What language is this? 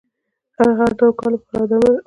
Pashto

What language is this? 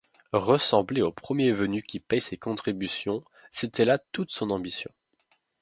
French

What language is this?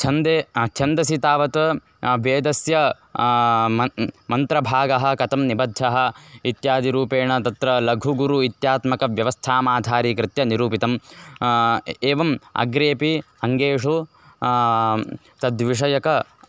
Sanskrit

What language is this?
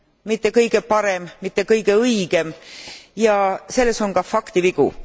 Estonian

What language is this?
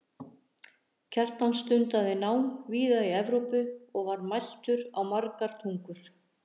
Icelandic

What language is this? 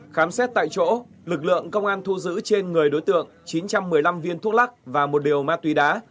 Vietnamese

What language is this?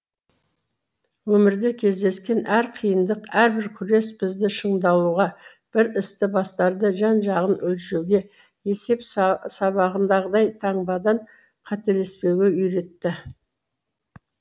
Kazakh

